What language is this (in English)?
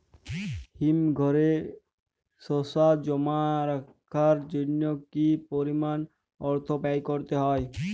Bangla